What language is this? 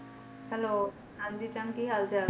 Punjabi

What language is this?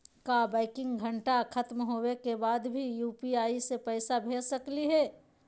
Magahi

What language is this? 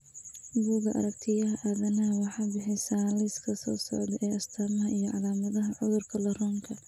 Somali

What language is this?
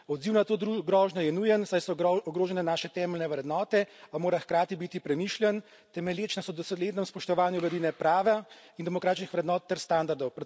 Slovenian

